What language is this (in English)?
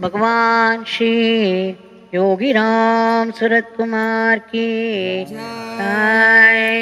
Romanian